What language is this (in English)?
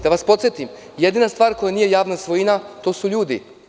Serbian